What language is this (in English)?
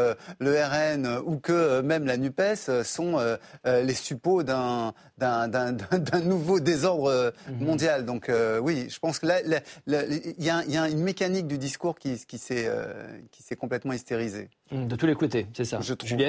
French